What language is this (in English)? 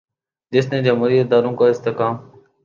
Urdu